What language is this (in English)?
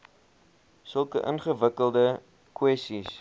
Afrikaans